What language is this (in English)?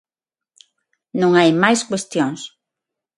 Galician